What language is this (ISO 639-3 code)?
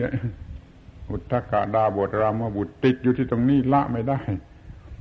tha